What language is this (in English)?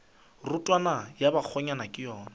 Northern Sotho